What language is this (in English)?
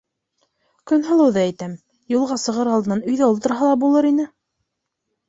Bashkir